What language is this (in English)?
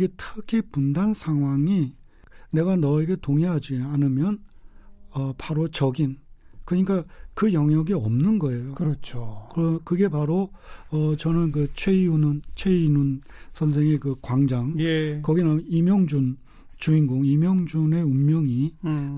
Korean